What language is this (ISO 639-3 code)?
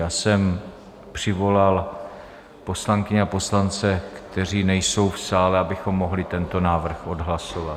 ces